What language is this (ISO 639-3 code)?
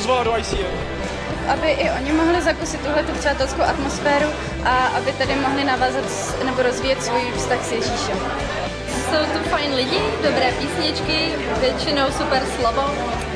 ces